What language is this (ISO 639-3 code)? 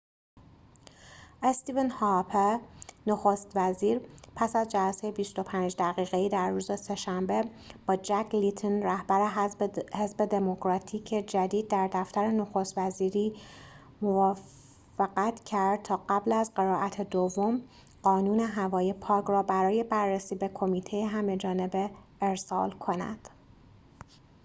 fas